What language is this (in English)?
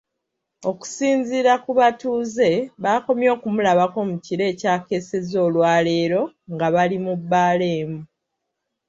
Ganda